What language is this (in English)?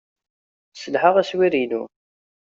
Kabyle